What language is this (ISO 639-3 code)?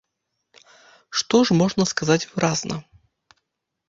bel